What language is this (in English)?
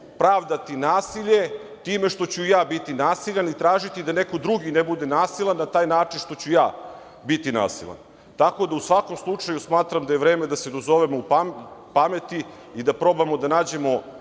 Serbian